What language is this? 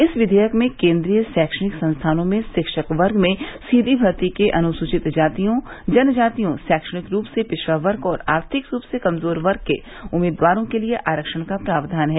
Hindi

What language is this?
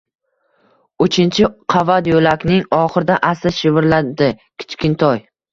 Uzbek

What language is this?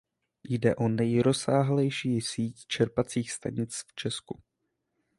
Czech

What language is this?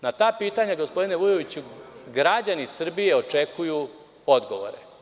Serbian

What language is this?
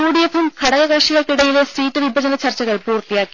Malayalam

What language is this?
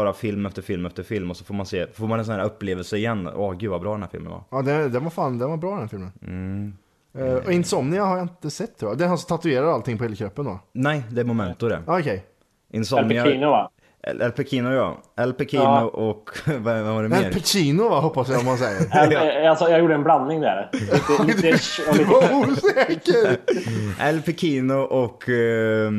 Swedish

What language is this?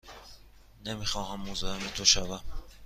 Persian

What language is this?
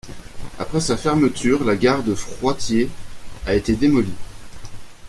French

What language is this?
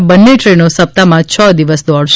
Gujarati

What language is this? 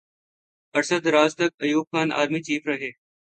Urdu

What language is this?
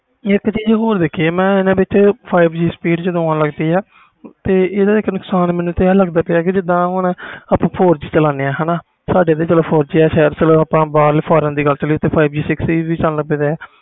Punjabi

